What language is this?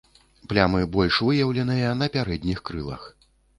Belarusian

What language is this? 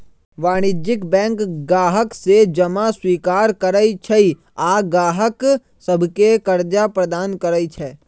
Magahi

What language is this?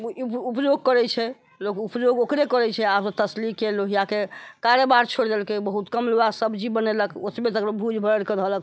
Maithili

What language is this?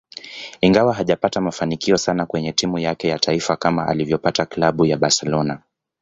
Swahili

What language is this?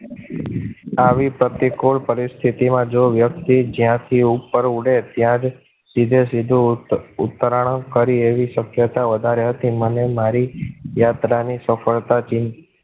Gujarati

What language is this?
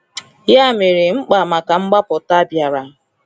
Igbo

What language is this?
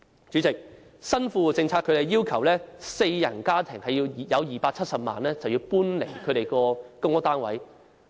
Cantonese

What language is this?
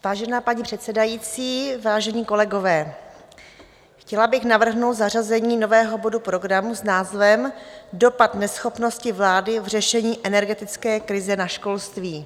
Czech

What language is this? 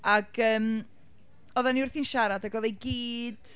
Welsh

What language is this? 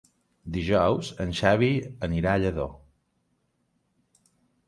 Catalan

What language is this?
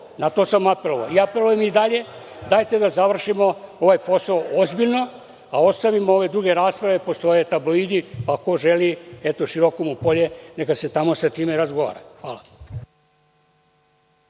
Serbian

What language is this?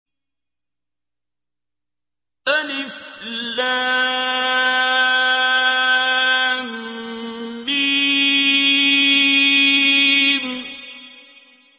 Arabic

